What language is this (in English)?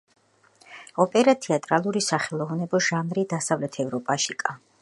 Georgian